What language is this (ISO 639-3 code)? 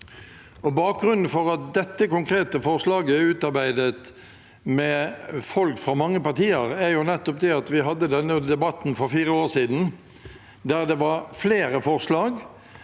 nor